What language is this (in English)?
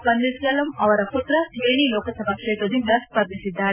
Kannada